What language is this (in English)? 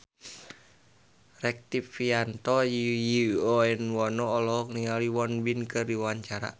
Sundanese